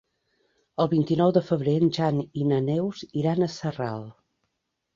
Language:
Catalan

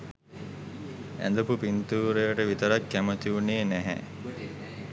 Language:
Sinhala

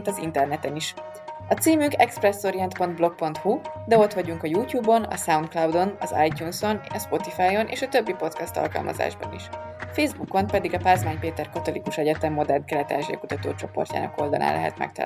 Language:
Hungarian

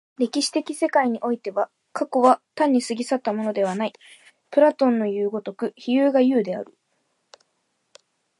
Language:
Japanese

